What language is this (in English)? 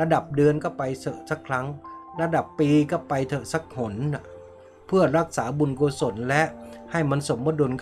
Thai